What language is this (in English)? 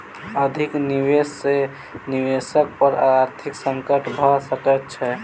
Maithili